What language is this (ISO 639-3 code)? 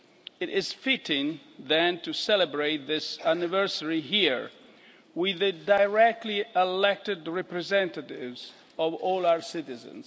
eng